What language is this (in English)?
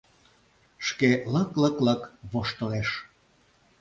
Mari